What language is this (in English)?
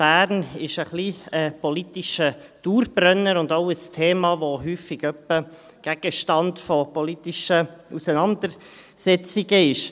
Swiss German